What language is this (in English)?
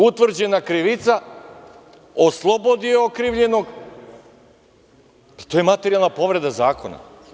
Serbian